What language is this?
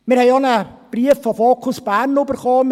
Swiss German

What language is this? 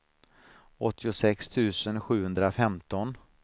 Swedish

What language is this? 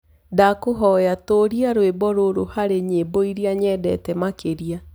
Kikuyu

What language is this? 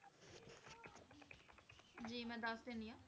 Punjabi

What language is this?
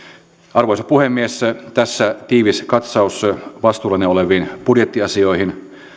Finnish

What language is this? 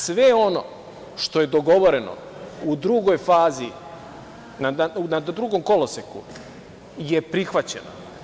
Serbian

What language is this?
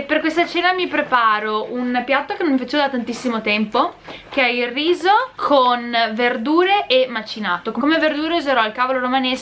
Italian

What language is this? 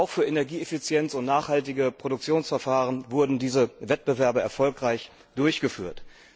German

